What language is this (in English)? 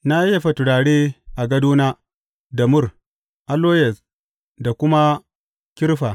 Hausa